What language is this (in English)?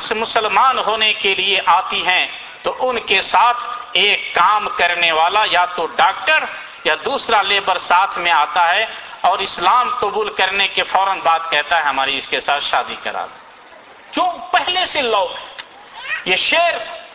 Urdu